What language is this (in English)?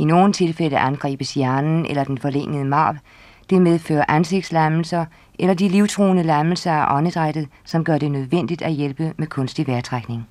Danish